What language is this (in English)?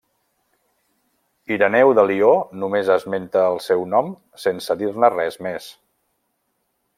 Catalan